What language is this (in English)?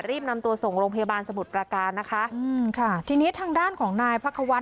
Thai